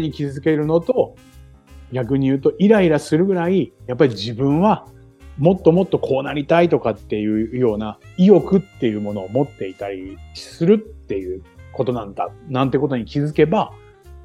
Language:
Japanese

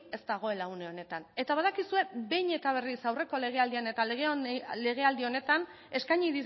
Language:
Basque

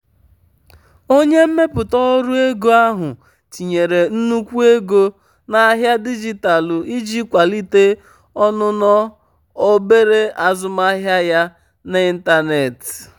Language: Igbo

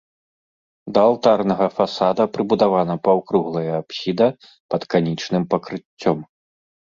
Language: Belarusian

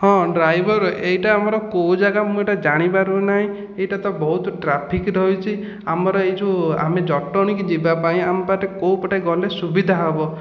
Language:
Odia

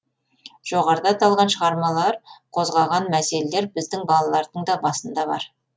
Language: Kazakh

